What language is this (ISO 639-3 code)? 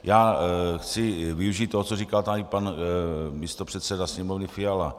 ces